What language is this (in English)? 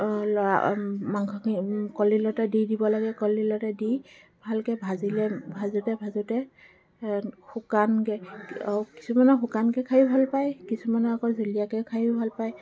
Assamese